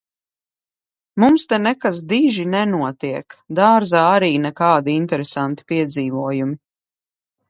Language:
Latvian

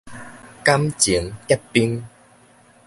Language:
Min Nan Chinese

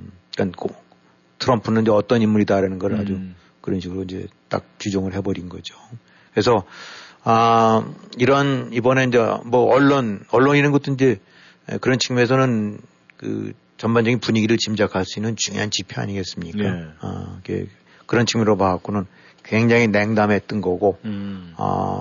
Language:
Korean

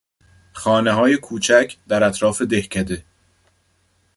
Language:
Persian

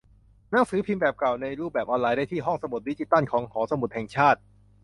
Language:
Thai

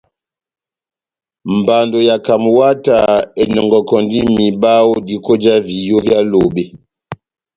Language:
Batanga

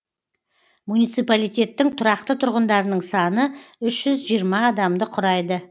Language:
Kazakh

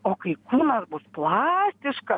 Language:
Lithuanian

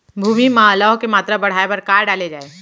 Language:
Chhattisgarhi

